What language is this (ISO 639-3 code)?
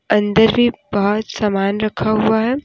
hin